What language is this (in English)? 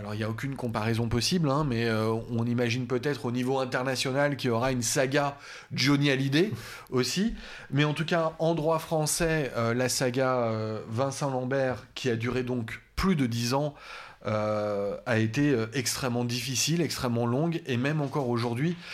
French